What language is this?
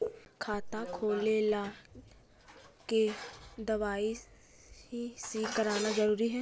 Magahi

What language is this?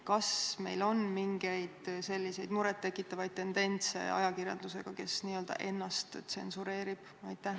Estonian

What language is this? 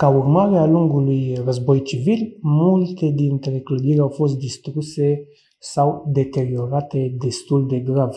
Romanian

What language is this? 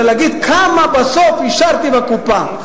Hebrew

